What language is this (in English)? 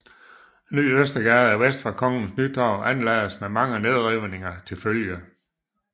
Danish